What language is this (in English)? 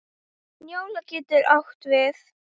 Icelandic